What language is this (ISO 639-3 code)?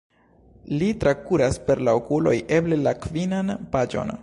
epo